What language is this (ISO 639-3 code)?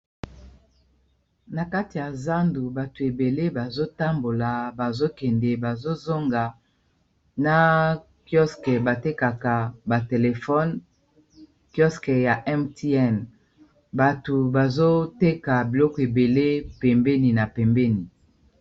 lin